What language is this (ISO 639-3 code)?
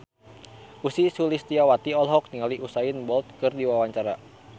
sun